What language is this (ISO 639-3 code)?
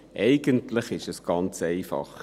gsw